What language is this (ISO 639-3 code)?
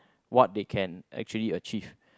eng